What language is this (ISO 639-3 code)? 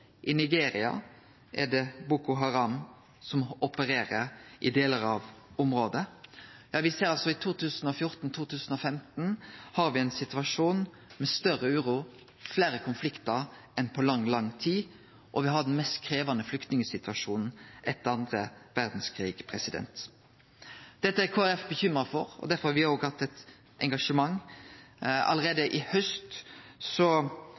nno